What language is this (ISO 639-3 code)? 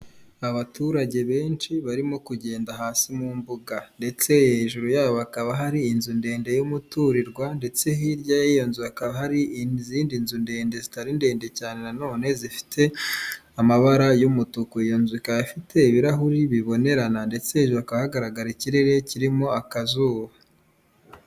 kin